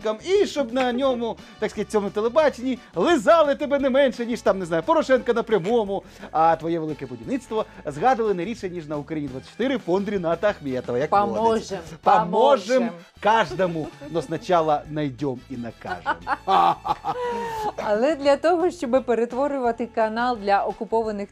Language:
Ukrainian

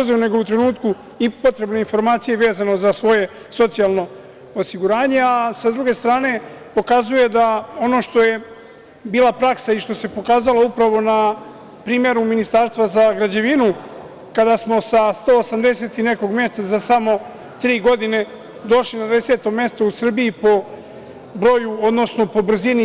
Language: Serbian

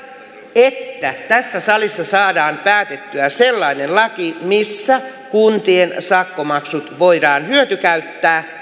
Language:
Finnish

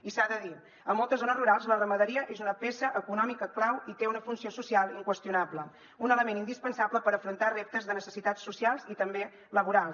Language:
Catalan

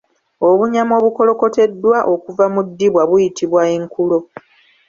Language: Ganda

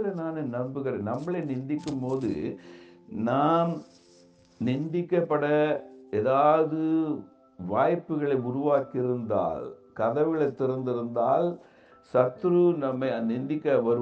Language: Tamil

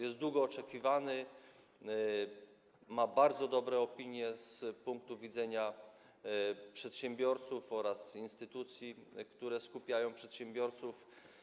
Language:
Polish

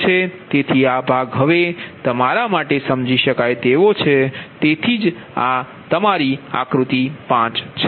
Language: Gujarati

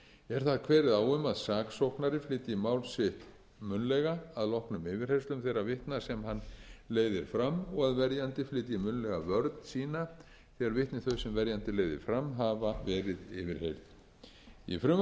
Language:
Icelandic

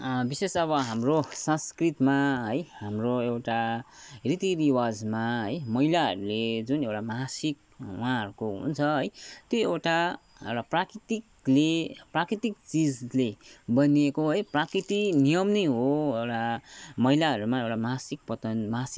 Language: Nepali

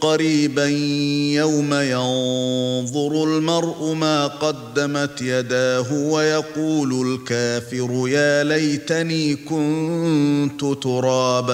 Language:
Arabic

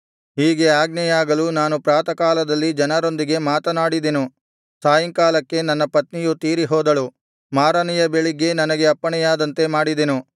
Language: Kannada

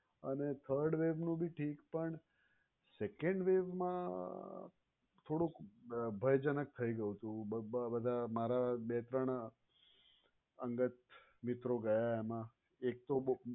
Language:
Gujarati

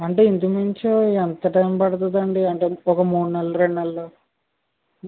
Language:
Telugu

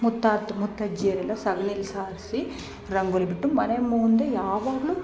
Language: Kannada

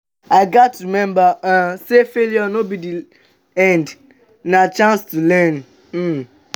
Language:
Nigerian Pidgin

